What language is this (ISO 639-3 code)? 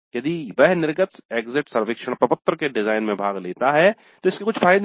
hin